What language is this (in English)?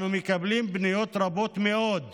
Hebrew